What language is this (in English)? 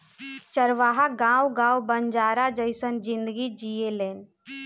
Bhojpuri